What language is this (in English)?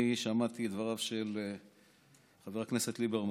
Hebrew